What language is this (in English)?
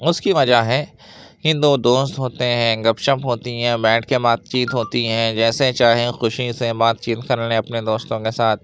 Urdu